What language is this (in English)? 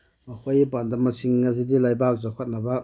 Manipuri